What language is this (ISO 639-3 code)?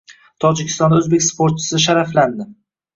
uzb